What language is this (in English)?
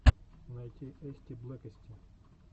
Russian